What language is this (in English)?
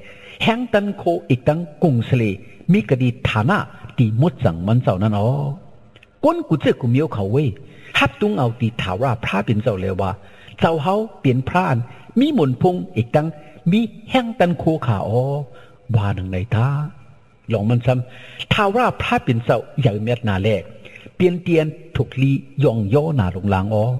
Thai